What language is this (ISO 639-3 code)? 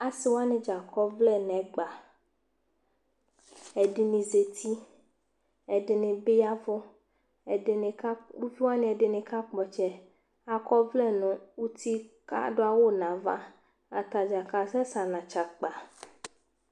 kpo